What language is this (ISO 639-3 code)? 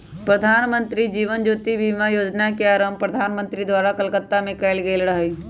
mag